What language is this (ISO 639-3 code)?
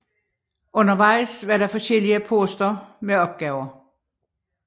dan